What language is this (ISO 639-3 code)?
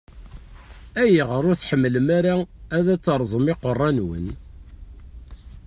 kab